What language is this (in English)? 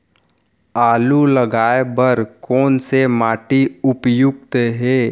Chhattisgarhi